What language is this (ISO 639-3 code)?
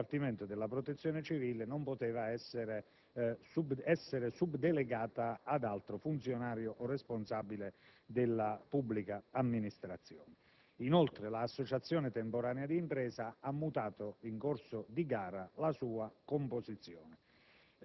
ita